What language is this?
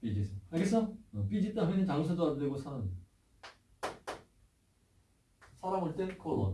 Korean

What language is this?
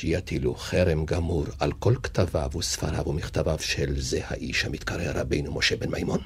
Hebrew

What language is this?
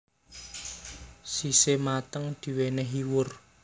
Javanese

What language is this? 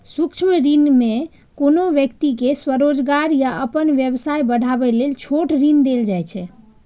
Maithili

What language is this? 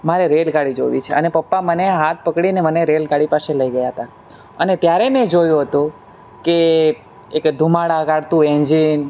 Gujarati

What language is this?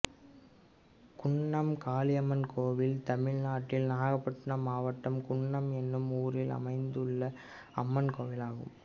Tamil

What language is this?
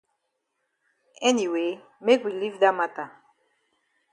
Cameroon Pidgin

